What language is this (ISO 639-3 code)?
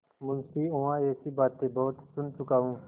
hin